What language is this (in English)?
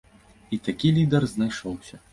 Belarusian